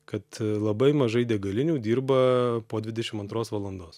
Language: Lithuanian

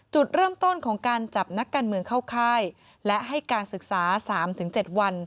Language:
Thai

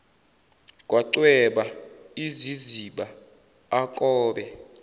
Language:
Zulu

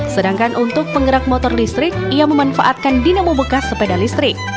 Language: Indonesian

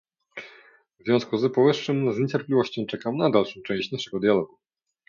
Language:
Polish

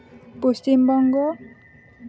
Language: Santali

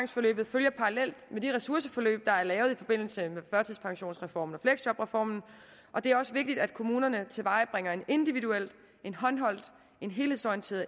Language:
Danish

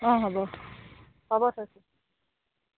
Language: Assamese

